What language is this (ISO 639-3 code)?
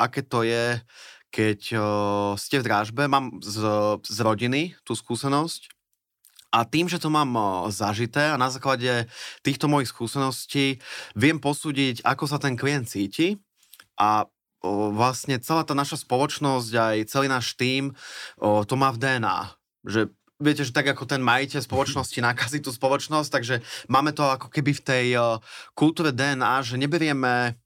slk